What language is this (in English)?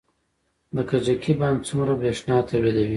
Pashto